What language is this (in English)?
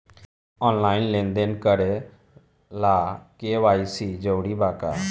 Bhojpuri